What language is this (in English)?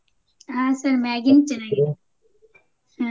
Kannada